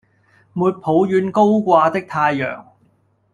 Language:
Cantonese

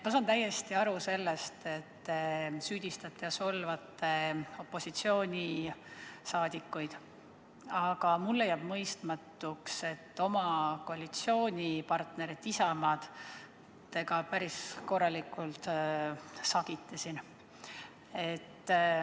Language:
Estonian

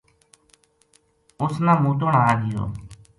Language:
Gujari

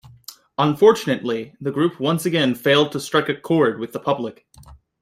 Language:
English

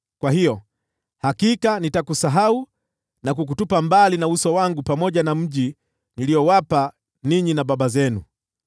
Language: Swahili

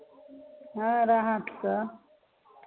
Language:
Maithili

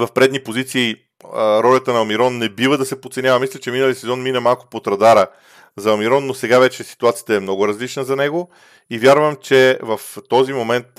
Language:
Bulgarian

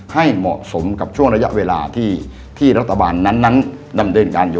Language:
Thai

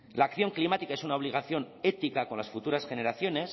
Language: Spanish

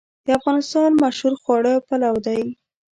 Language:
Pashto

